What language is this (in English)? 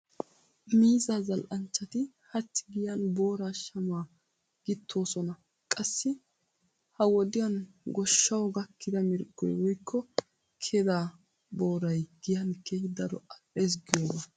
Wolaytta